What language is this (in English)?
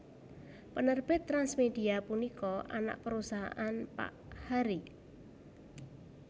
Javanese